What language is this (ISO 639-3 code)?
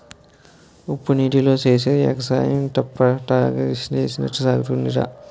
tel